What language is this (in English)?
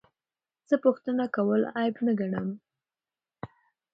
Pashto